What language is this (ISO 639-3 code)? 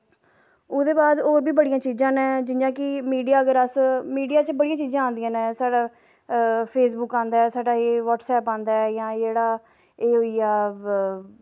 doi